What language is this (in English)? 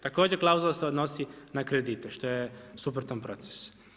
Croatian